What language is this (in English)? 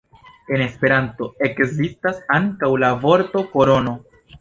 Esperanto